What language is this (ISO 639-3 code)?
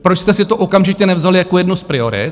ces